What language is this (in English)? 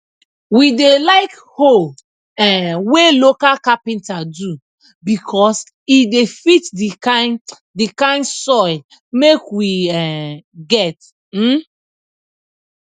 Nigerian Pidgin